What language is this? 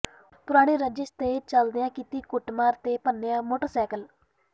Punjabi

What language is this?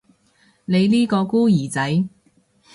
Cantonese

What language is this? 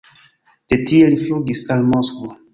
Esperanto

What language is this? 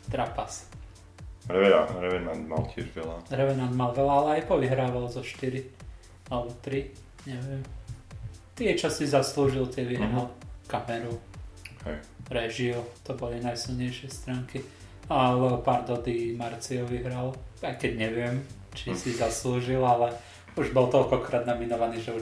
Slovak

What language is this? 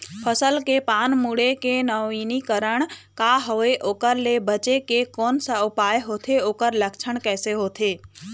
Chhattisgarhi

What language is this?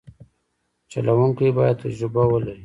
Pashto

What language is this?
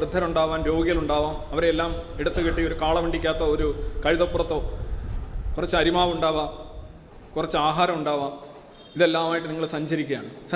Malayalam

